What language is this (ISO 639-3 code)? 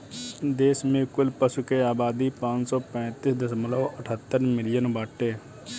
bho